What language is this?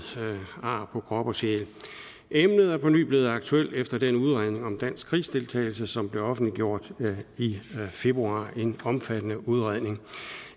Danish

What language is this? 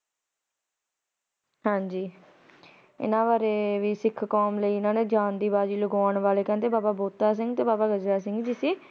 Punjabi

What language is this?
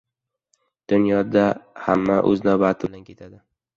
Uzbek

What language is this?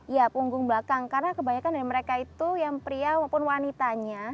Indonesian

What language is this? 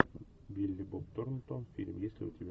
Russian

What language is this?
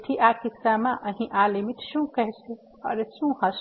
Gujarati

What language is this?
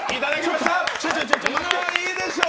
Japanese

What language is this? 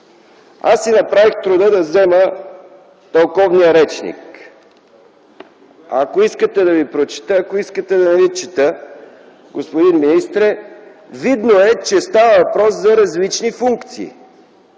Bulgarian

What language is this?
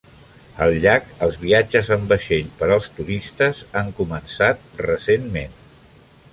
Catalan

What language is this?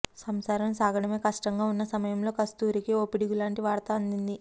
Telugu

